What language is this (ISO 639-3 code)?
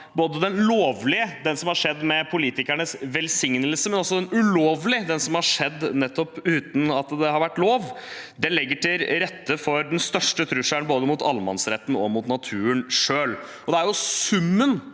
nor